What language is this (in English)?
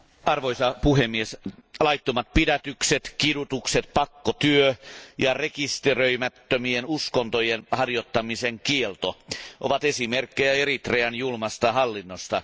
Finnish